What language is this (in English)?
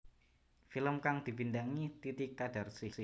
Javanese